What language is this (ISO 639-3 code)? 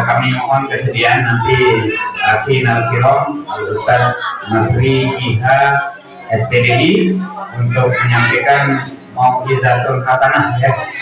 ind